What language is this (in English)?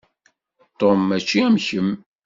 Kabyle